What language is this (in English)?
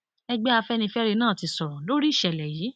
Yoruba